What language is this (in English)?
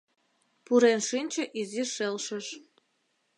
Mari